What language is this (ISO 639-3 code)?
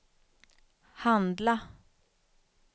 swe